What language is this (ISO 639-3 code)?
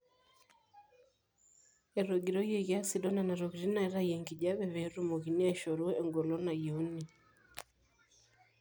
mas